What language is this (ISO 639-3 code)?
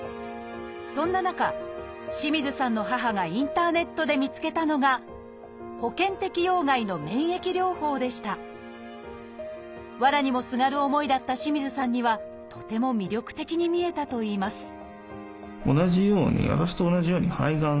jpn